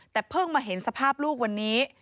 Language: Thai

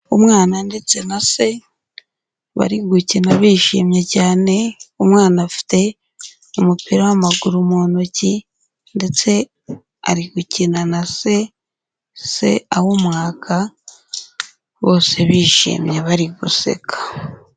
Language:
Kinyarwanda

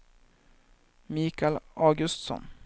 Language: Swedish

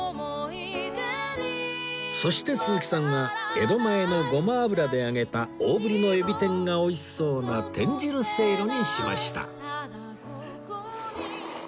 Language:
Japanese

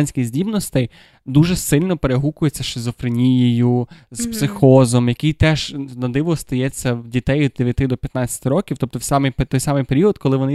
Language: Ukrainian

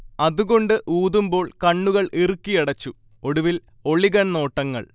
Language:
Malayalam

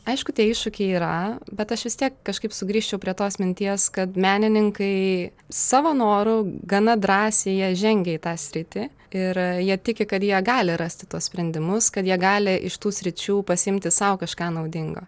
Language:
Lithuanian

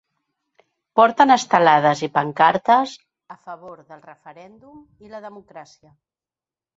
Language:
Catalan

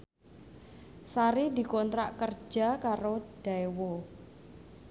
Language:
Javanese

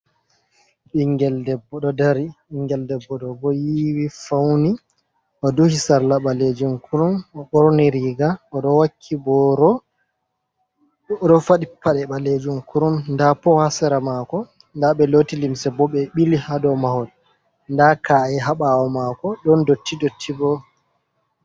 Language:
Fula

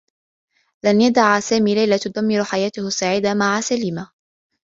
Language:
Arabic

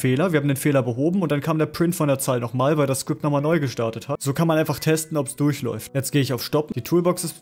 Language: German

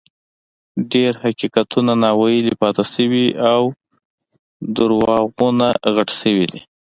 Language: Pashto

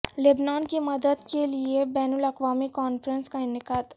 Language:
Urdu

